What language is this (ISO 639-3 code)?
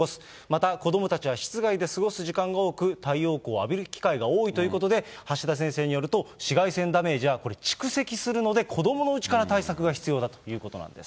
jpn